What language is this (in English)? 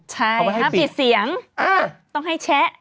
Thai